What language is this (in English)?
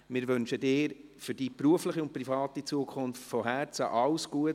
Swiss German